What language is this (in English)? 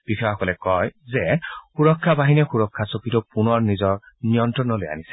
Assamese